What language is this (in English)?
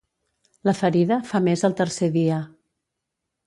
Catalan